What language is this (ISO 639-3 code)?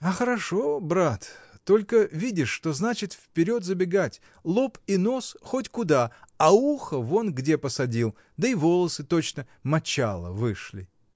rus